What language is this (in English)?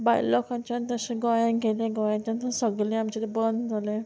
Konkani